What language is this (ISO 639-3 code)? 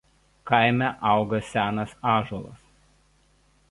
lit